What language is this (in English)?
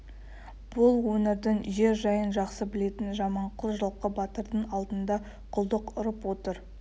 Kazakh